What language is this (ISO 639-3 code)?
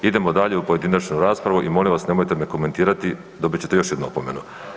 hrv